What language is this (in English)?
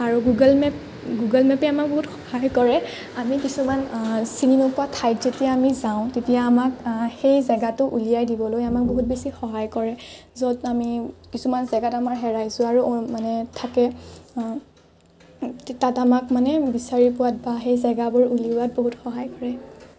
Assamese